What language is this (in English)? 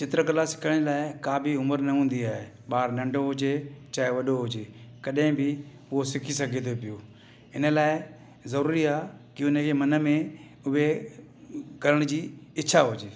Sindhi